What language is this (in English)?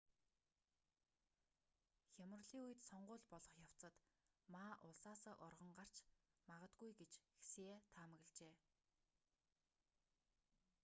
Mongolian